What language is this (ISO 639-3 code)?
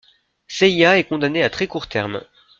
fra